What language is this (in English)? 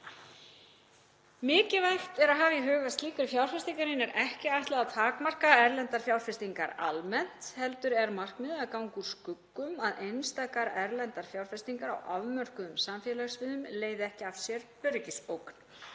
Icelandic